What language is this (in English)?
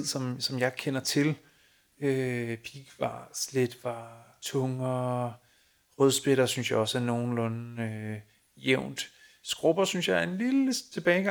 Danish